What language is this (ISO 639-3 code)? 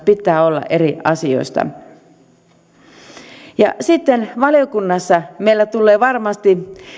fin